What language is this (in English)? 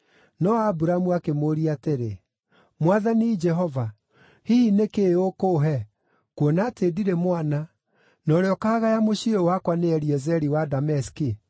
Kikuyu